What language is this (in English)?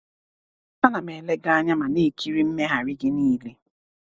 Igbo